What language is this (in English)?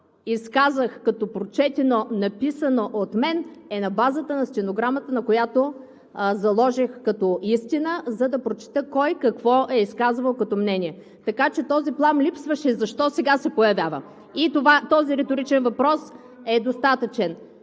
Bulgarian